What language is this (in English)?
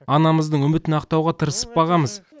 Kazakh